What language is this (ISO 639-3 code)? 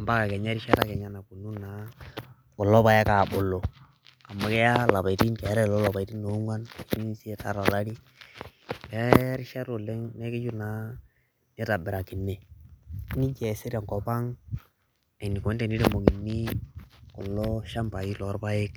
mas